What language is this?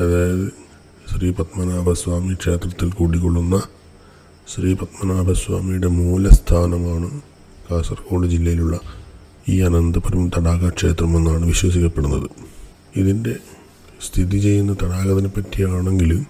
Malayalam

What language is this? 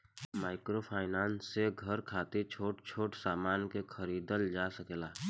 Bhojpuri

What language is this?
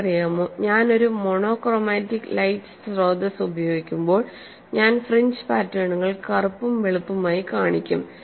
Malayalam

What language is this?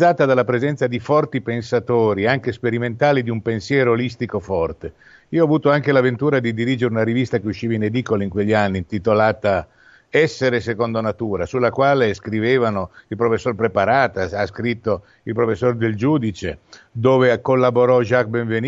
Italian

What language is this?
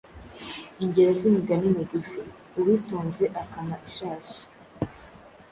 Kinyarwanda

